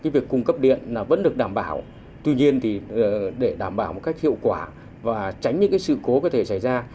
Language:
Vietnamese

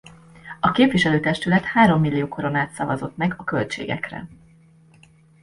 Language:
Hungarian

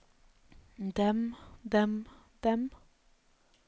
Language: Norwegian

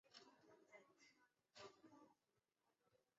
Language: Chinese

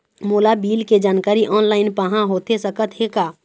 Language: Chhattisgarhi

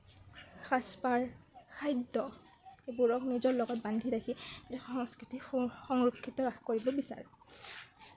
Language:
Assamese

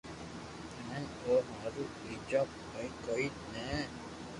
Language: Loarki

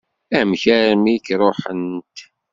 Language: Kabyle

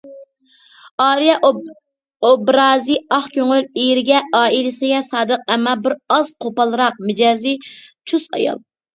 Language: Uyghur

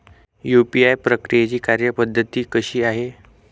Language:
Marathi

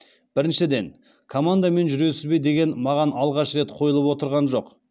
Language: Kazakh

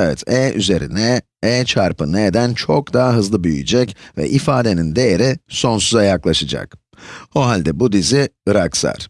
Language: Turkish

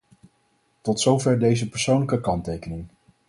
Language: Dutch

